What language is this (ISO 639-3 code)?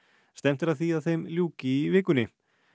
isl